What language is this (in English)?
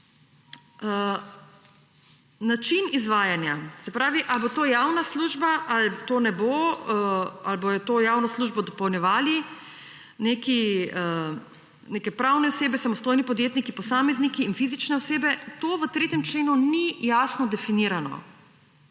Slovenian